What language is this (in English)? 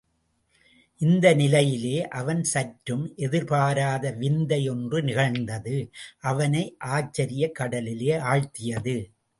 Tamil